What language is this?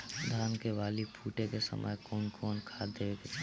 Bhojpuri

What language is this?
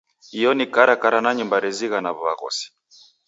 Taita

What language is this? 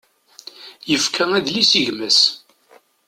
Kabyle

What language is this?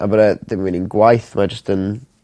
Welsh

